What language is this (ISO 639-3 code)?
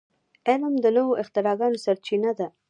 pus